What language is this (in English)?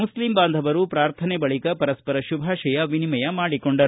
Kannada